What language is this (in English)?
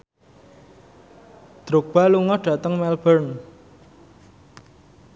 Javanese